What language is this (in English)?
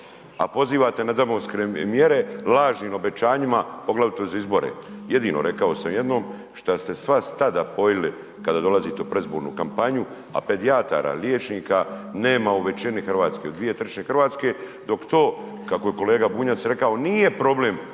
Croatian